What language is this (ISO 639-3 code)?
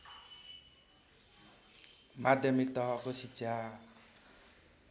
nep